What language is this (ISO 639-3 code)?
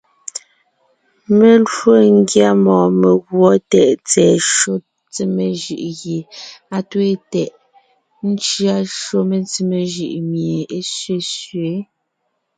nnh